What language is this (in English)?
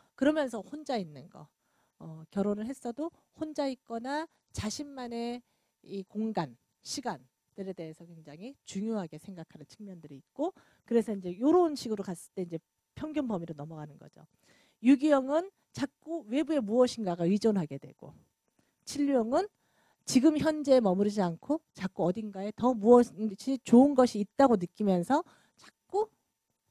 Korean